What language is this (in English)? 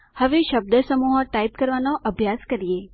Gujarati